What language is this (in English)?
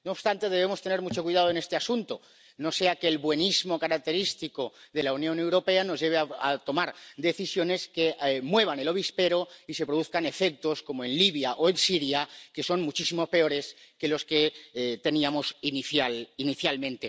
Spanish